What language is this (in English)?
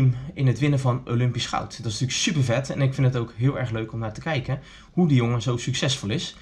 Dutch